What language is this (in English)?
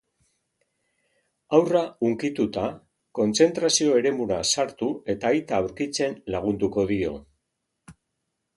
Basque